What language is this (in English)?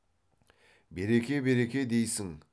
Kazakh